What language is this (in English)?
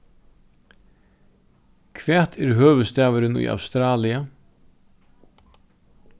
Faroese